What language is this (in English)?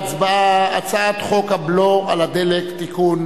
Hebrew